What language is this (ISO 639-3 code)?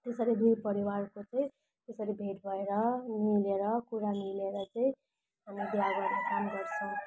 nep